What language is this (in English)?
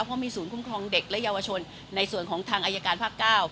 Thai